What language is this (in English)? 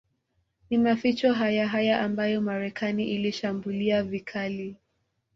Swahili